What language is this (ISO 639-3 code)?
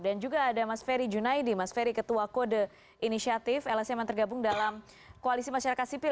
ind